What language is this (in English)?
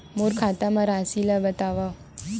Chhattisgarhi